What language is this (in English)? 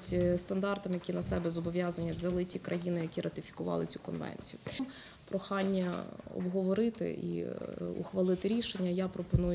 Ukrainian